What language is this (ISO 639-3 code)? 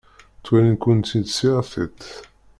kab